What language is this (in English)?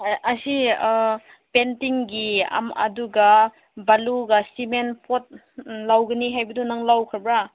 Manipuri